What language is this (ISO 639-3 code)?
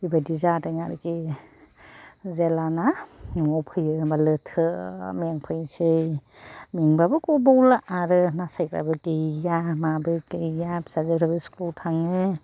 brx